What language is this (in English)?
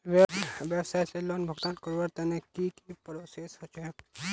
Magahi